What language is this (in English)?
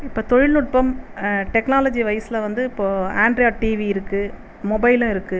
Tamil